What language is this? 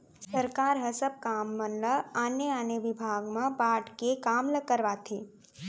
Chhattisgarhi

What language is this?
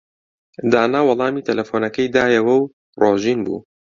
Central Kurdish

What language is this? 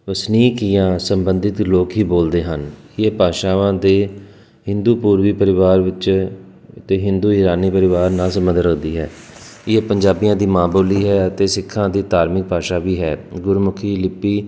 Punjabi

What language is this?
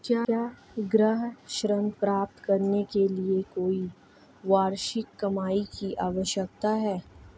Hindi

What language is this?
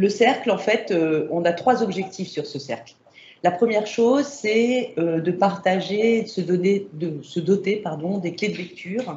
French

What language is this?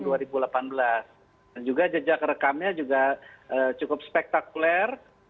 Indonesian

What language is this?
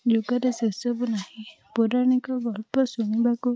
Odia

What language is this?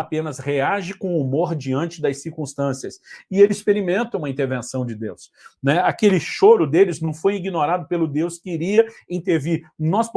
Portuguese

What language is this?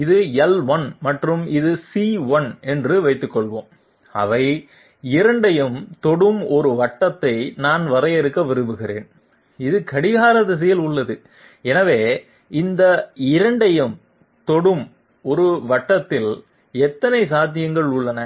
Tamil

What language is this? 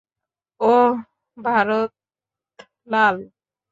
Bangla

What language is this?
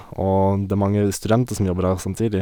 Norwegian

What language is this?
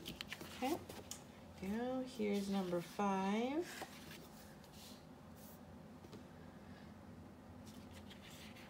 English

